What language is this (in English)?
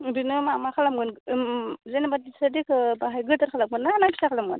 Bodo